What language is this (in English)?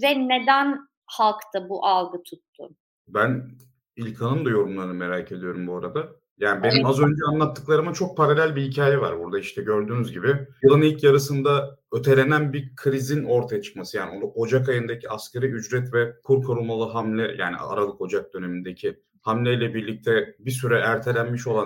Turkish